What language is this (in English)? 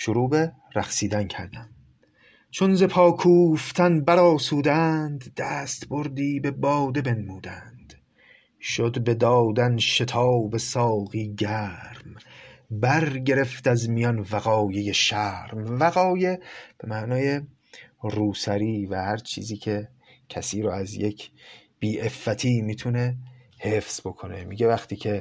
Persian